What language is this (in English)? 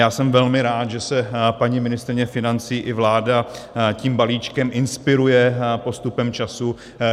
Czech